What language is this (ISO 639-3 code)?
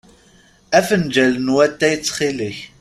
kab